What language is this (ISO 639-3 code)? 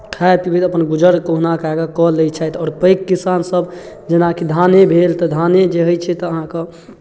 mai